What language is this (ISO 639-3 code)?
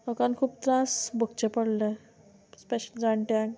kok